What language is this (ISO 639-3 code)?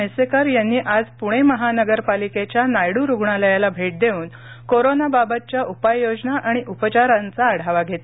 mar